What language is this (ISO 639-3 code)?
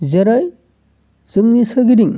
brx